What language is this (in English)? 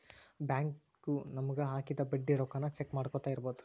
Kannada